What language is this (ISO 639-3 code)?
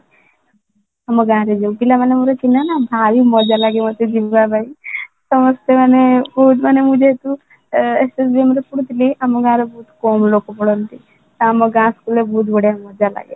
ori